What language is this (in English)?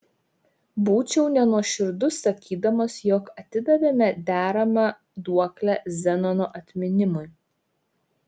Lithuanian